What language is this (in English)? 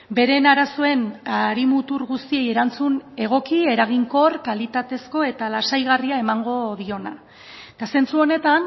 Basque